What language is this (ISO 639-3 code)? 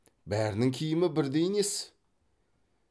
kaz